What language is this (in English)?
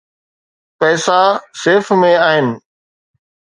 Sindhi